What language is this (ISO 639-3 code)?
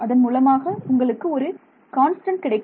tam